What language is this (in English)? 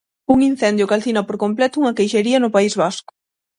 Galician